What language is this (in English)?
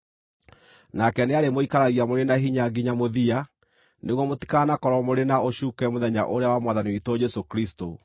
Kikuyu